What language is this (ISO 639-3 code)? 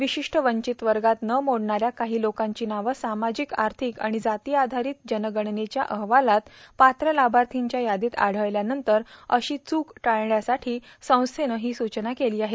mar